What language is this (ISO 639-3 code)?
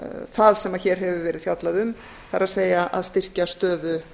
isl